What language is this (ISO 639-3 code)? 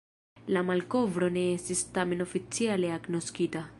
epo